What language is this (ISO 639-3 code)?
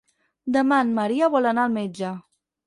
cat